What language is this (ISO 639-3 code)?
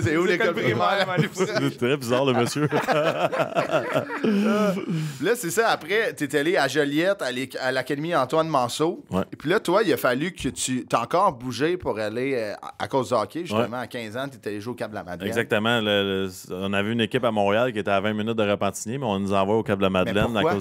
fra